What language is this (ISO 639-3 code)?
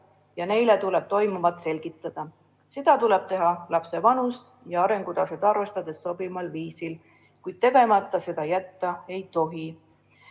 est